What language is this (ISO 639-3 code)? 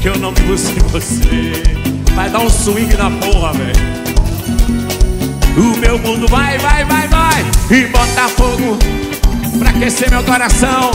por